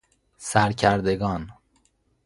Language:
Persian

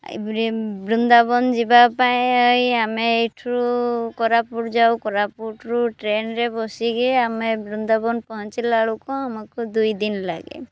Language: Odia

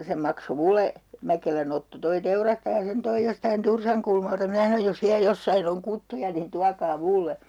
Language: Finnish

